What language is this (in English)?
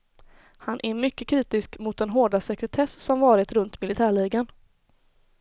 Swedish